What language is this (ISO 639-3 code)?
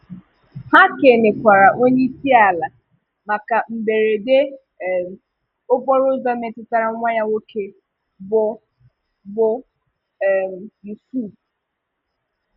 ibo